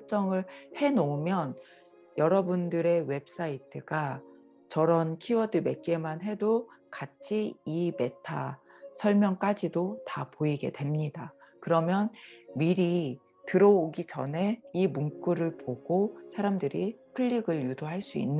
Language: Korean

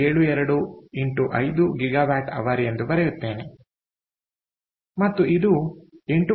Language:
Kannada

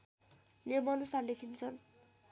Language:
Nepali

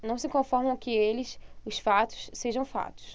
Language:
Portuguese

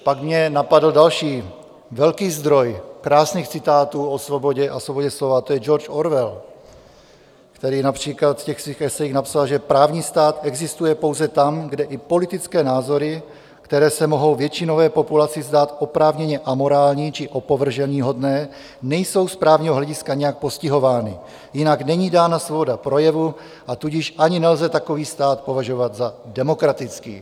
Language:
Czech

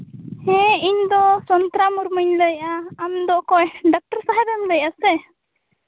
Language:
Santali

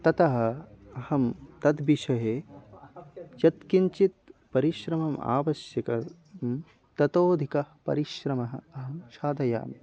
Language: Sanskrit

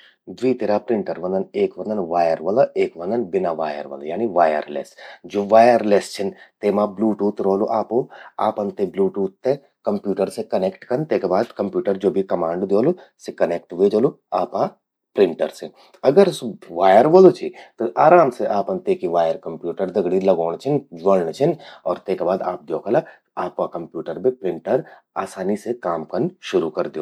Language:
Garhwali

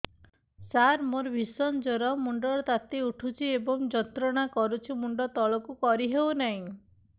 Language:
Odia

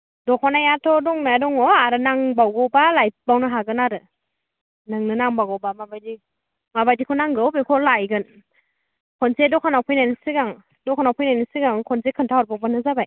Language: Bodo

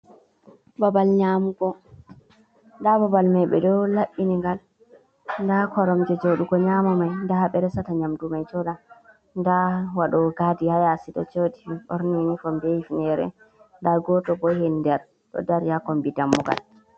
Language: Fula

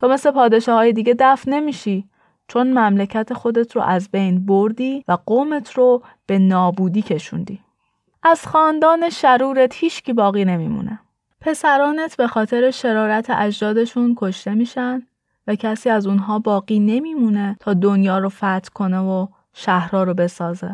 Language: Persian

